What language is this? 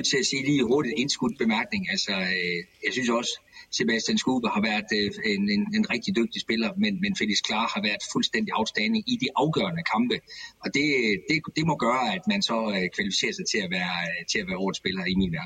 Danish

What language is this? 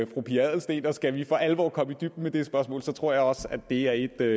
Danish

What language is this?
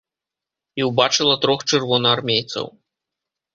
Belarusian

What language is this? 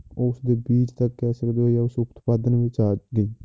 Punjabi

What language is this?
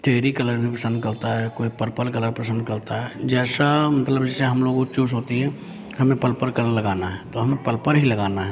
Hindi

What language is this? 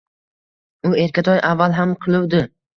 Uzbek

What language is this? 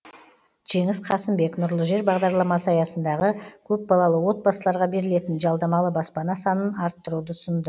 Kazakh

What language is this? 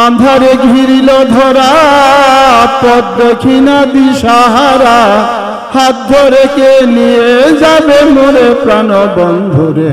Bangla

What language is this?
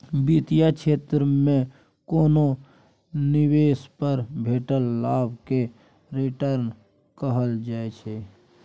Maithili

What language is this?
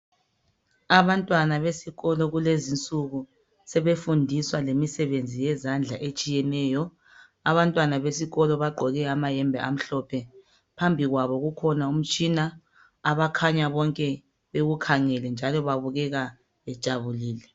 North Ndebele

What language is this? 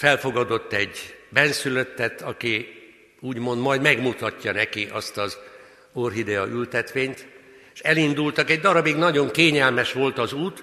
Hungarian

